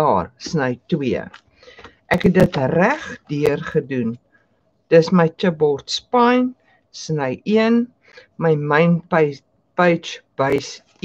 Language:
Dutch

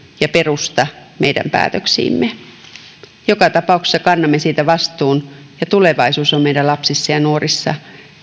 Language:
Finnish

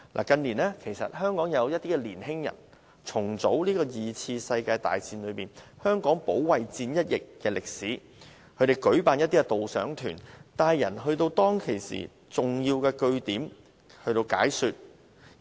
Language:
Cantonese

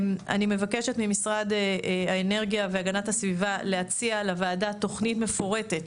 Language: Hebrew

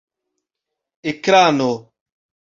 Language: Esperanto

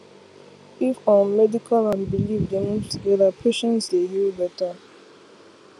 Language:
Nigerian Pidgin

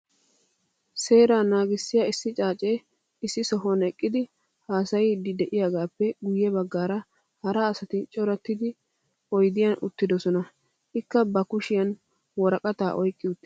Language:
Wolaytta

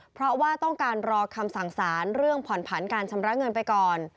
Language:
Thai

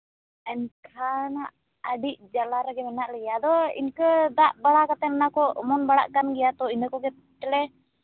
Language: Santali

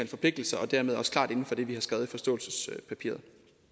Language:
Danish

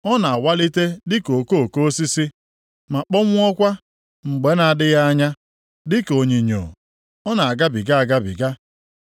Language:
Igbo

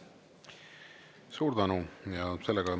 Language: Estonian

